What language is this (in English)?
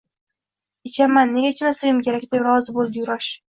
Uzbek